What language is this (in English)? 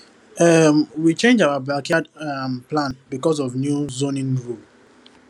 Nigerian Pidgin